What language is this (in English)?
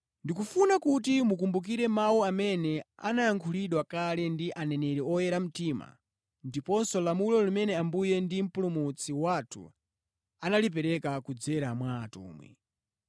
Nyanja